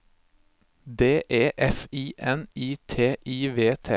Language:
Norwegian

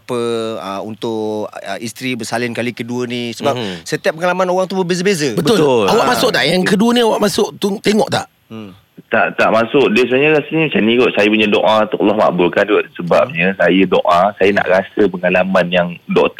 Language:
Malay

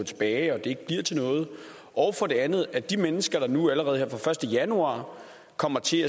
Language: Danish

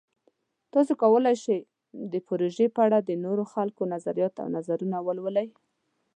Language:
Pashto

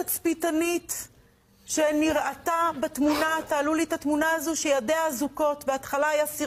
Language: Hebrew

